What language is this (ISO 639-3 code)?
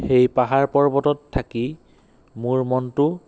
asm